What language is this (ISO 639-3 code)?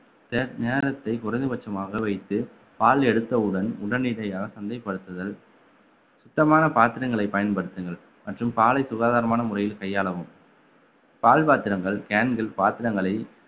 tam